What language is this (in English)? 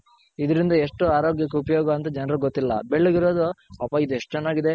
Kannada